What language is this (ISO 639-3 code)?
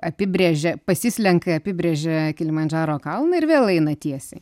lit